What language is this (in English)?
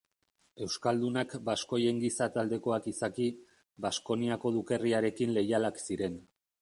Basque